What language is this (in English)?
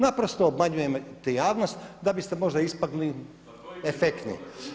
Croatian